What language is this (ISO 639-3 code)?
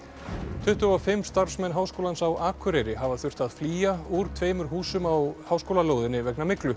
isl